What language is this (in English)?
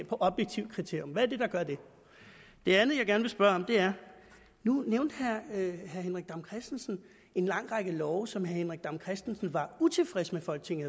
Danish